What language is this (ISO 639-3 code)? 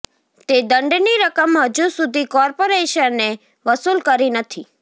guj